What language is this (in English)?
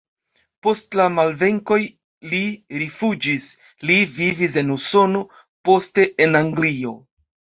Esperanto